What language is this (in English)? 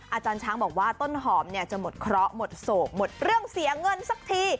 Thai